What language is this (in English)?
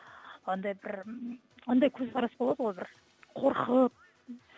Kazakh